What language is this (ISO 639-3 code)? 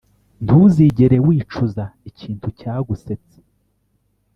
kin